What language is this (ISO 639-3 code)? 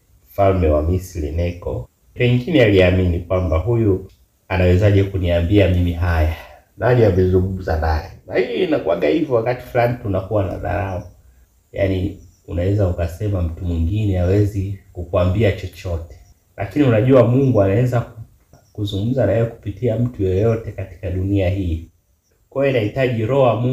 swa